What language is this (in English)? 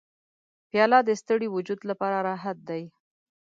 Pashto